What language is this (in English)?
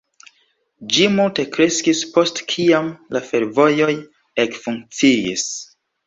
Esperanto